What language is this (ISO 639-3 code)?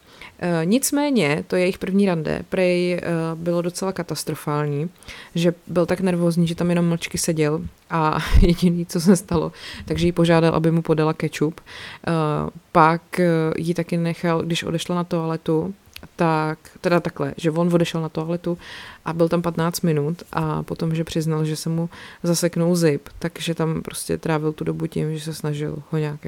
ces